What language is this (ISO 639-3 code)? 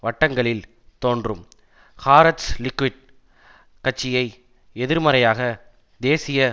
tam